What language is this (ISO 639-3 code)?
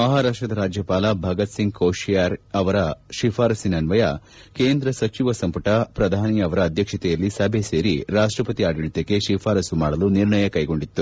kan